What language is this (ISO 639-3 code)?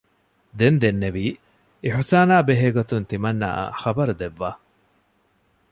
div